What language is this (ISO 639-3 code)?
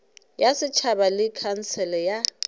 nso